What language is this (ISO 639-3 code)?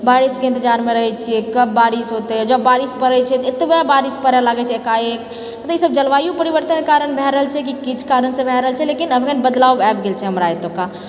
mai